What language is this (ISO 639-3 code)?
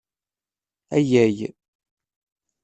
kab